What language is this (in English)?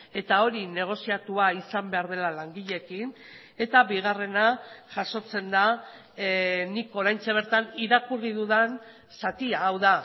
Basque